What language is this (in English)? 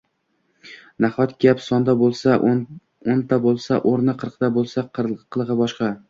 Uzbek